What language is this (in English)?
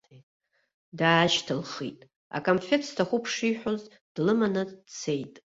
Abkhazian